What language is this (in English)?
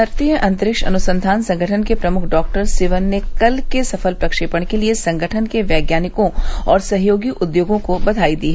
Hindi